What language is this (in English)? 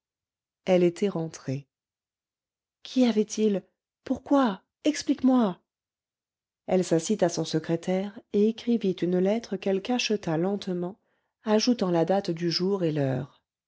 French